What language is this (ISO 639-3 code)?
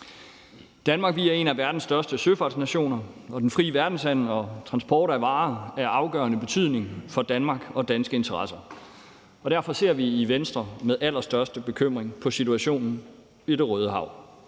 dan